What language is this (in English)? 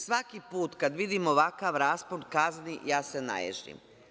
Serbian